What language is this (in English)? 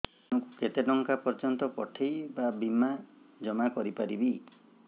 Odia